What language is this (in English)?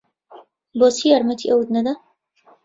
Central Kurdish